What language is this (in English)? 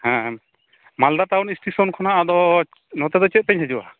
Santali